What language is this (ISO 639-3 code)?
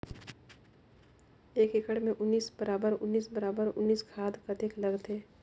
hne